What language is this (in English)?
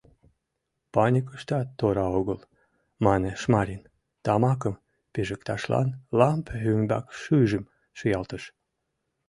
Mari